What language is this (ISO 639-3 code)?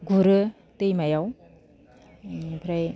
brx